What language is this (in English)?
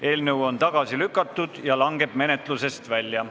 Estonian